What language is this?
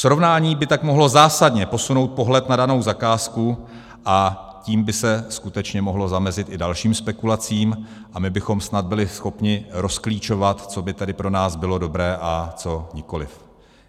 Czech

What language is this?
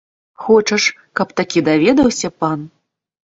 Belarusian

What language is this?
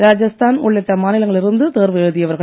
Tamil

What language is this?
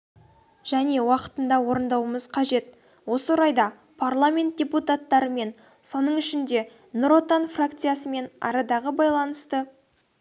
Kazakh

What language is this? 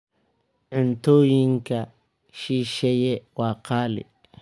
Somali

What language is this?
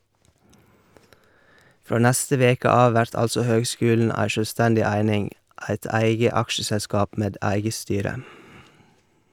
Norwegian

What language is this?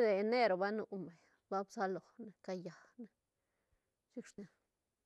Santa Catarina Albarradas Zapotec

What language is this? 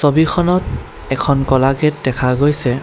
Assamese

